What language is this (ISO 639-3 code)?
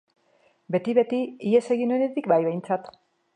eus